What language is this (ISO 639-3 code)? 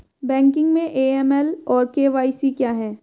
hin